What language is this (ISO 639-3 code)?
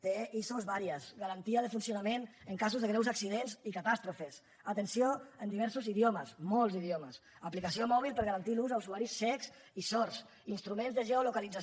cat